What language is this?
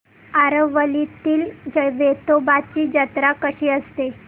Marathi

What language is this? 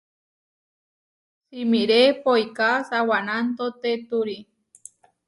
Huarijio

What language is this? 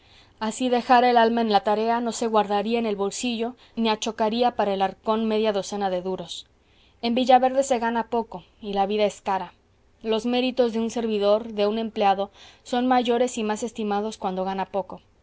Spanish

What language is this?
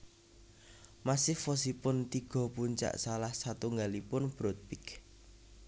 Javanese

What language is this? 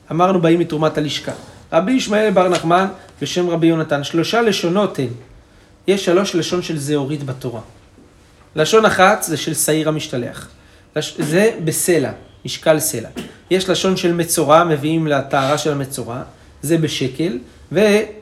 Hebrew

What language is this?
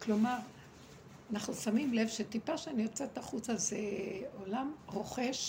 Hebrew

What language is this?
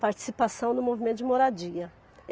Portuguese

